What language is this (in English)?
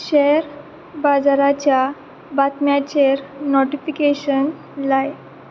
Konkani